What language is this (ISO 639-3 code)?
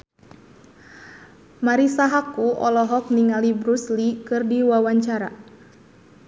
sun